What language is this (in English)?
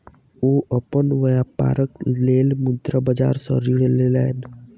Maithili